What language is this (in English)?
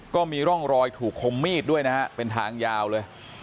Thai